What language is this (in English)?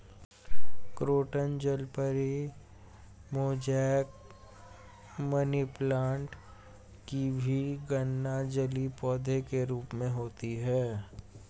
Hindi